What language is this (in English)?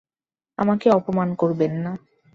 Bangla